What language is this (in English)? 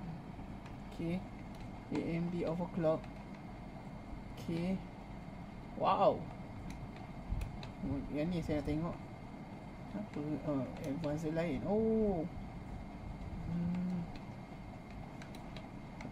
Malay